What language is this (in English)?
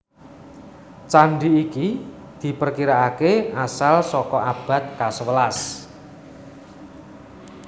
Javanese